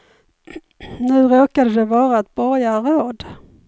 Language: Swedish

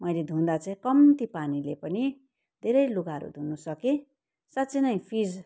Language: Nepali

